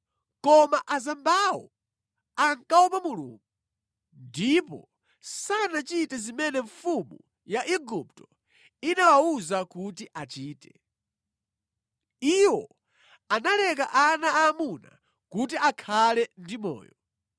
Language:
Nyanja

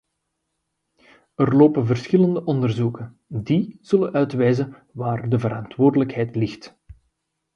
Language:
Dutch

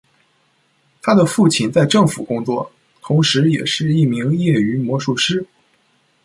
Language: Chinese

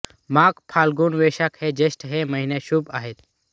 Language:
Marathi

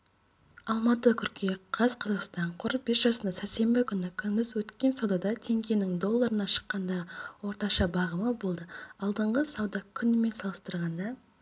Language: Kazakh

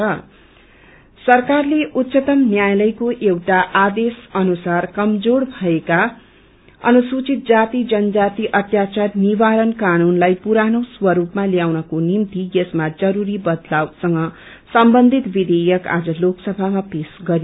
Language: Nepali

